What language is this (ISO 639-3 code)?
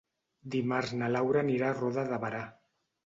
cat